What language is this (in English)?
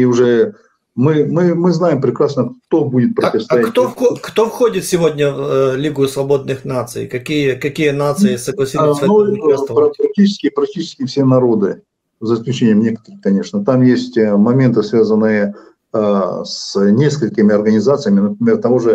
Russian